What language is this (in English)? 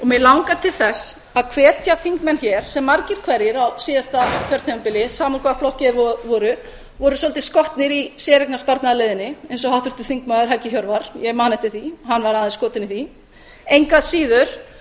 Icelandic